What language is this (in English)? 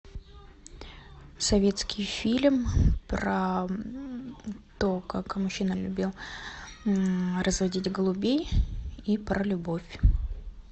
Russian